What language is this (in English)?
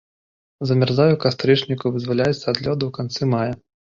Belarusian